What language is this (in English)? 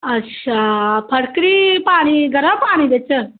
Dogri